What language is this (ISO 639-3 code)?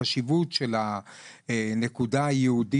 heb